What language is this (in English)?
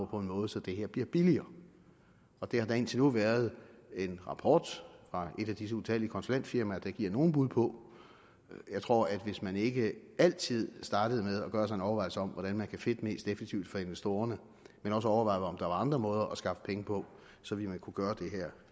Danish